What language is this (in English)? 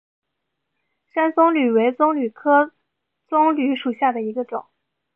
Chinese